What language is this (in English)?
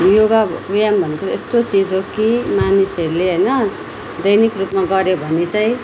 Nepali